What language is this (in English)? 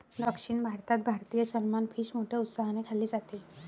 Marathi